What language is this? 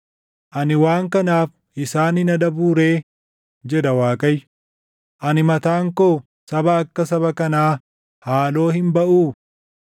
Oromo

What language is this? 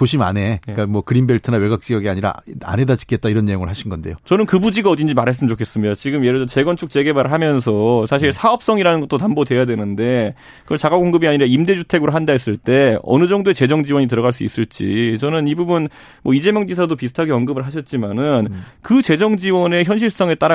Korean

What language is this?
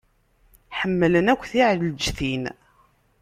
Kabyle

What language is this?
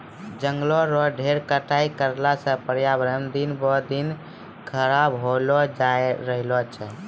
Maithili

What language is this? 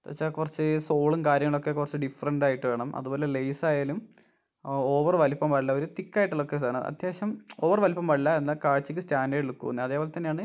Malayalam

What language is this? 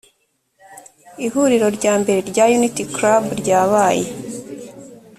Kinyarwanda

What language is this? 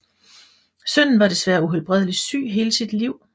Danish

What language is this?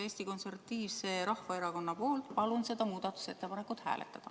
Estonian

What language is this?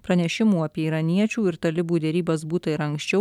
Lithuanian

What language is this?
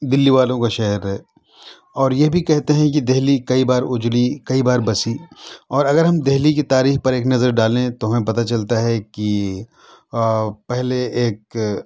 Urdu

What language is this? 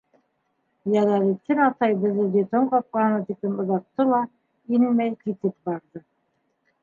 Bashkir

